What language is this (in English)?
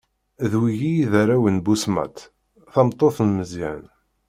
Kabyle